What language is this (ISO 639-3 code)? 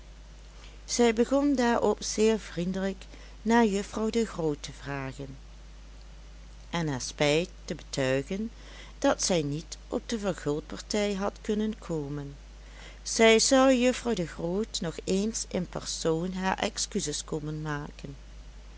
nld